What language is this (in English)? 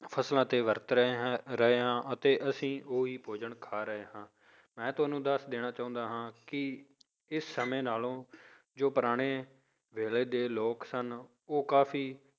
Punjabi